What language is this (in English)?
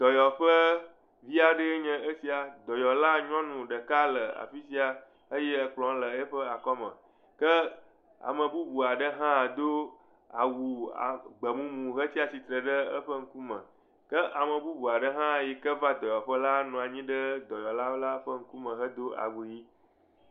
Ewe